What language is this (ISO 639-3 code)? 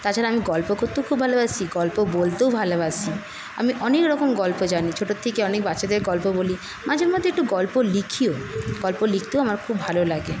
ben